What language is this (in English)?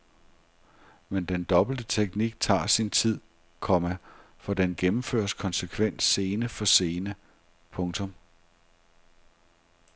Danish